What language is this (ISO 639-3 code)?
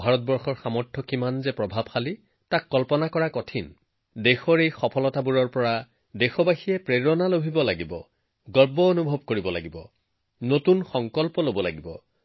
asm